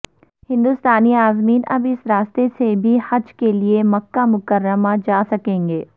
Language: Urdu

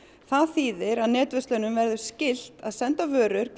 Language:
Icelandic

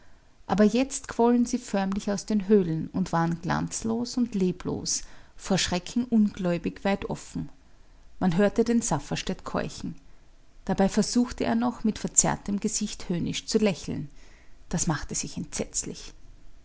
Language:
German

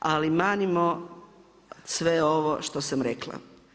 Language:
Croatian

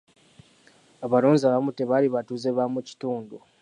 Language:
Ganda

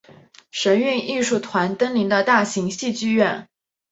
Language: Chinese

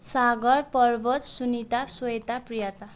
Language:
Nepali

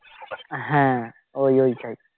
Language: Bangla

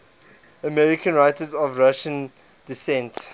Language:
English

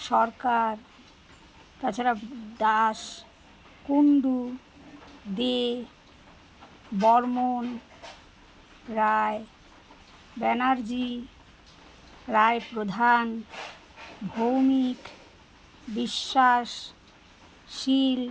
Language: Bangla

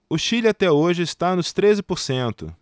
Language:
Portuguese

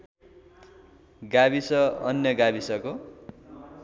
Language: Nepali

